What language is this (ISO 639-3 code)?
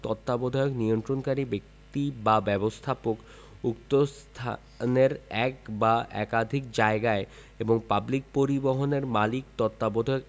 ben